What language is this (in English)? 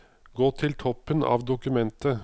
Norwegian